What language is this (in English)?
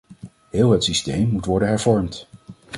Dutch